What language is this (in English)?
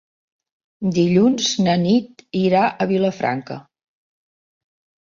Catalan